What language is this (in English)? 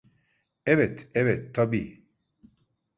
Turkish